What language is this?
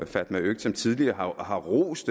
Danish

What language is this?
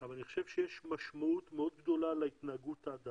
Hebrew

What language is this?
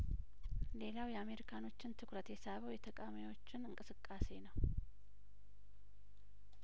Amharic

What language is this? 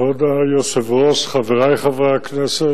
Hebrew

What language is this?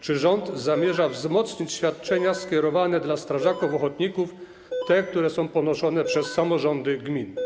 Polish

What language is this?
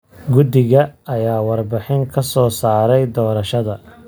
Somali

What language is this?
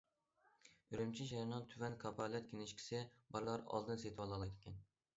Uyghur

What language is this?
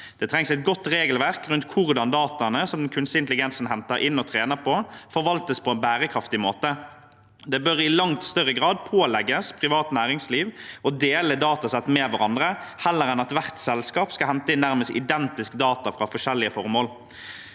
Norwegian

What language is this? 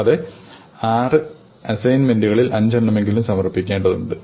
Malayalam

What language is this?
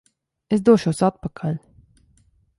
Latvian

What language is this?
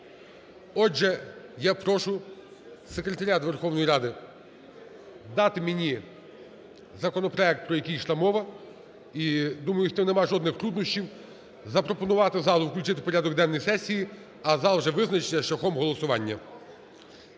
Ukrainian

